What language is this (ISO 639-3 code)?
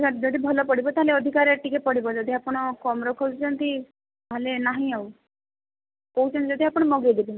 ori